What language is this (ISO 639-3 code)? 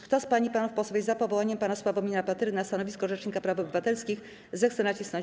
pol